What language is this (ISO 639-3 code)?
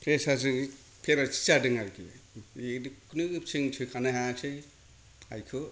brx